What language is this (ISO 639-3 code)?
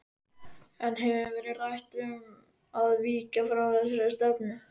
isl